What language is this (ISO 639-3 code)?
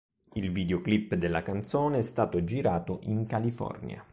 ita